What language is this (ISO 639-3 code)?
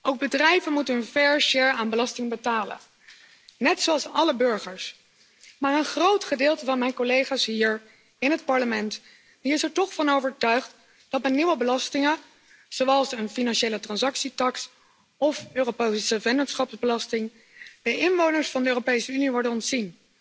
nld